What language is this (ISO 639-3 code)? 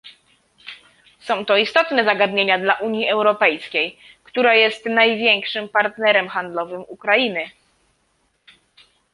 pol